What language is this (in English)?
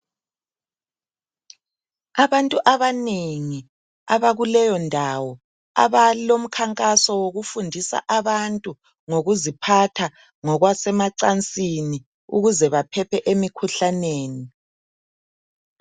North Ndebele